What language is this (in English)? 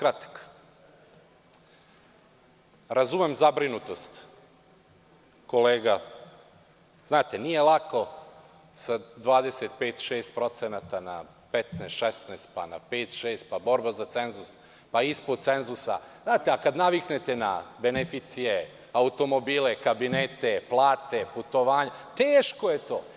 Serbian